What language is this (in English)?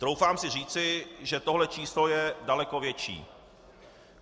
Czech